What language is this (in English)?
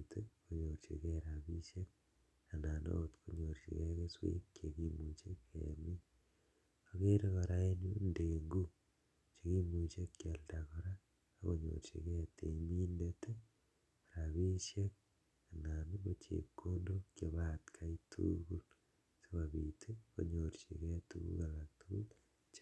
Kalenjin